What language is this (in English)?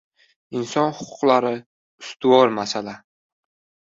Uzbek